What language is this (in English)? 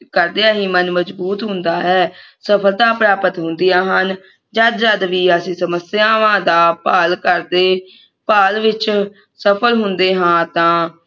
Punjabi